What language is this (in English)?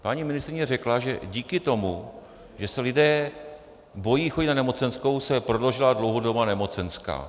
Czech